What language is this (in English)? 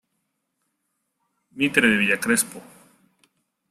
Spanish